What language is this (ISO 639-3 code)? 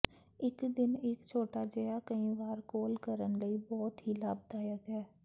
pan